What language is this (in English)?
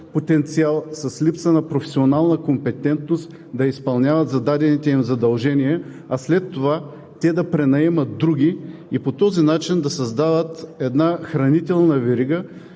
Bulgarian